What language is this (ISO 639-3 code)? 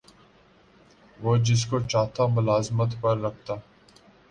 urd